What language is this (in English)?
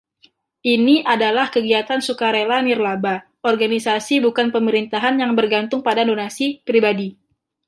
Indonesian